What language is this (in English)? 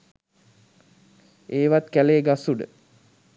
Sinhala